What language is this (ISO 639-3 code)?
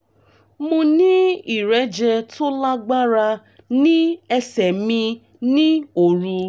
yor